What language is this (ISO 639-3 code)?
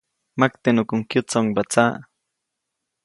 zoc